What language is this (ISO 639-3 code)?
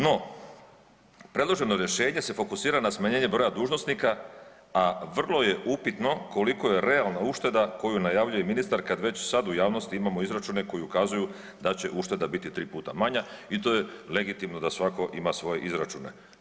hrv